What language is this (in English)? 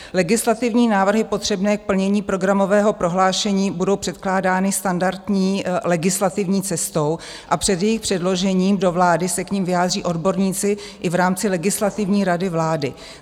Czech